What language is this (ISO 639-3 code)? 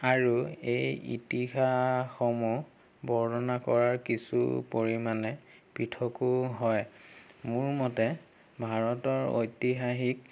asm